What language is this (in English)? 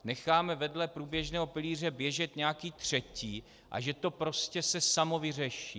Czech